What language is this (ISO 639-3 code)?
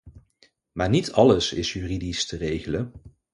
nld